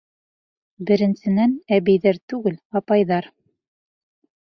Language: Bashkir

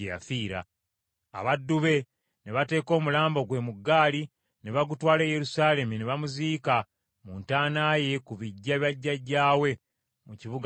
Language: Ganda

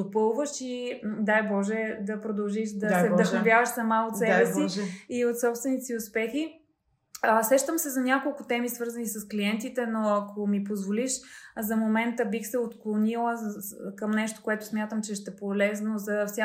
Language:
Bulgarian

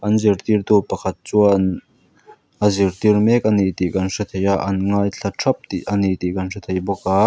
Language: Mizo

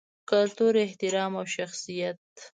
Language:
Pashto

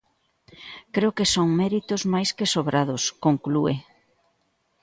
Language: Galician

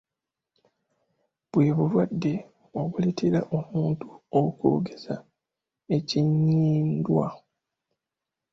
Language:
Ganda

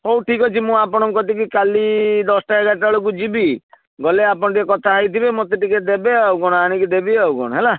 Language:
Odia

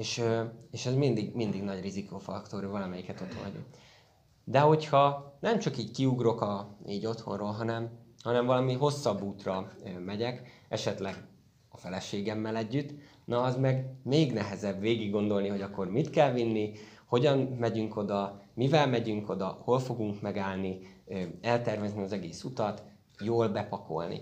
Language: Hungarian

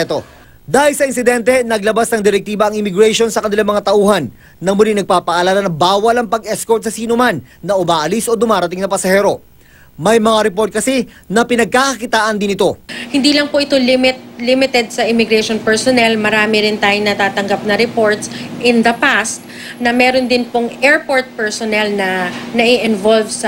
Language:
Filipino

